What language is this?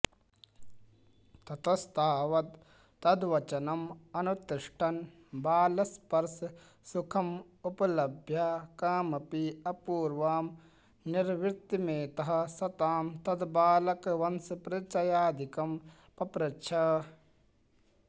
Sanskrit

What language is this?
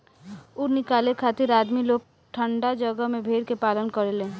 Bhojpuri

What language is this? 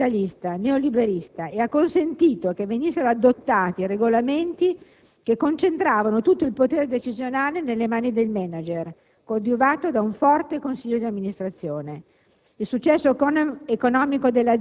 Italian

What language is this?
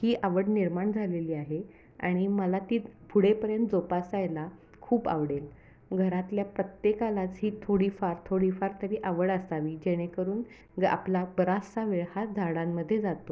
Marathi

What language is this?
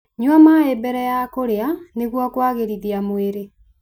Kikuyu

